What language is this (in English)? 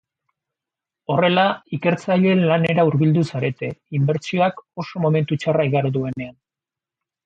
Basque